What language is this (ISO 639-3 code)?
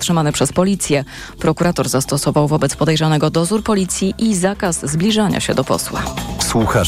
pol